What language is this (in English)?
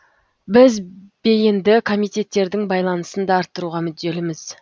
Kazakh